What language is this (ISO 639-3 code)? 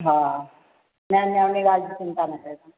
snd